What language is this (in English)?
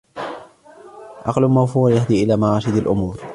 Arabic